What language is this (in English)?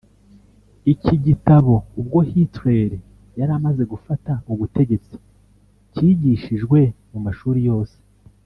Kinyarwanda